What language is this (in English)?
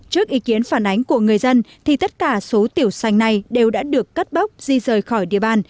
Vietnamese